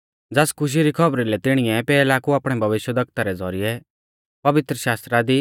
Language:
Mahasu Pahari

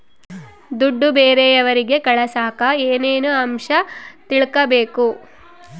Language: Kannada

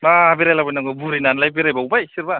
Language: Bodo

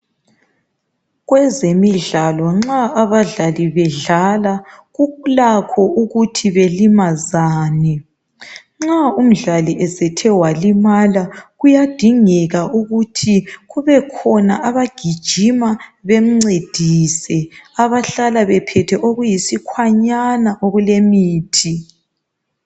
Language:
North Ndebele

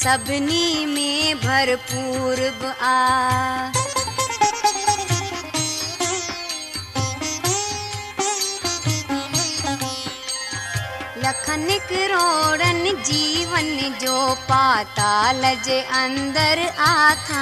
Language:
Hindi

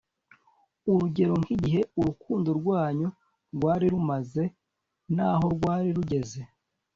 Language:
Kinyarwanda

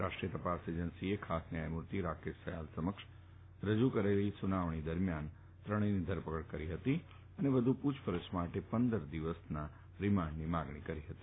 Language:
Gujarati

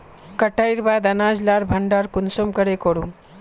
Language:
Magahi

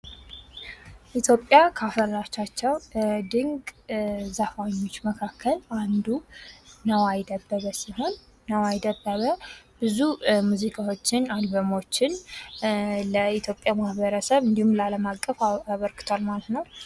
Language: Amharic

